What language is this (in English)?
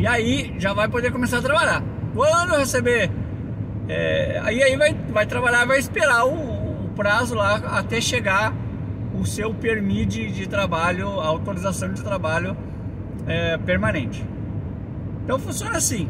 Portuguese